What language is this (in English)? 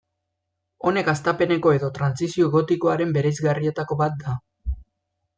Basque